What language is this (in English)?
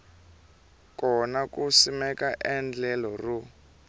Tsonga